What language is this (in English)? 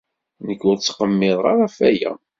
Kabyle